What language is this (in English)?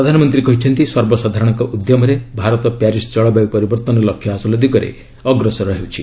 Odia